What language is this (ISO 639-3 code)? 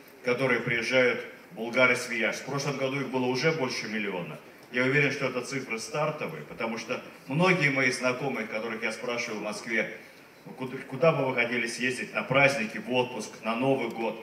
rus